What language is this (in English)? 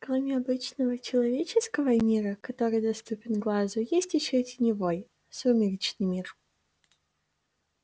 Russian